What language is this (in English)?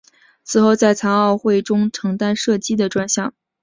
Chinese